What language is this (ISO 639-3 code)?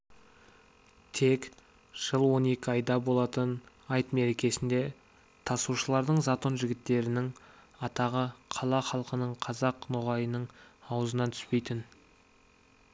kaz